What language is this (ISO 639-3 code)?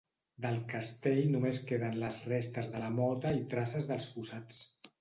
cat